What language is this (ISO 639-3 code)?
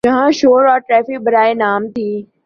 urd